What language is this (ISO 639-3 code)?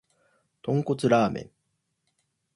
jpn